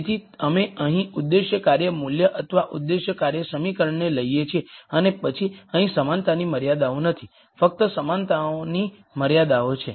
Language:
Gujarati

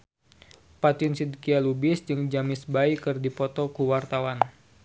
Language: Sundanese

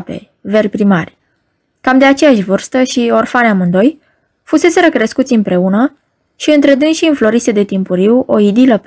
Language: Romanian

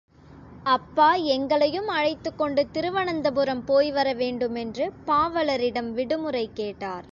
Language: Tamil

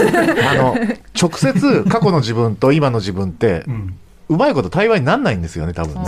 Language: Japanese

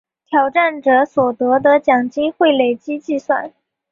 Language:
Chinese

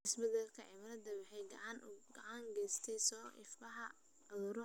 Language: Somali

